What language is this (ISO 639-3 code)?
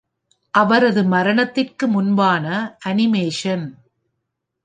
tam